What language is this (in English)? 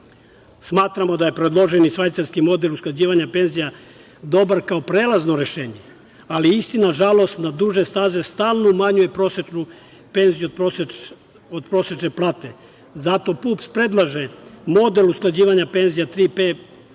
Serbian